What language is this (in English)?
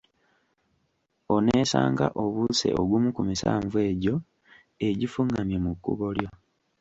Ganda